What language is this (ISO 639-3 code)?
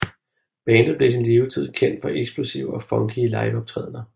dan